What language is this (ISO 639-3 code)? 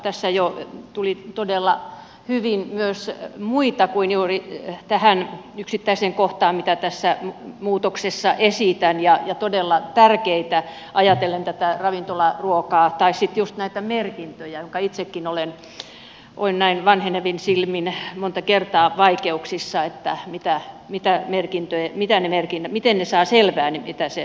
fin